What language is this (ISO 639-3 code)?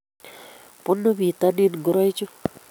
kln